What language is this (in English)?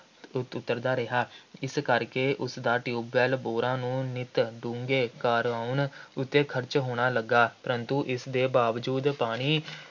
Punjabi